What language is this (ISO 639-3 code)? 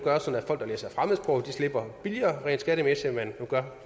dan